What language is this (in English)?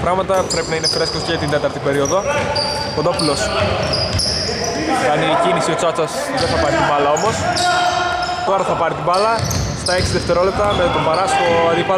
Greek